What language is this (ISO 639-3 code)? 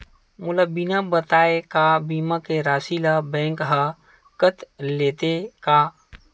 hne